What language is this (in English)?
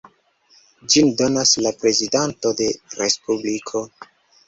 Esperanto